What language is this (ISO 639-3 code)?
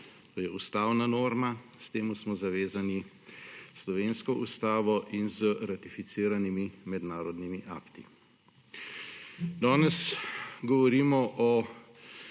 slv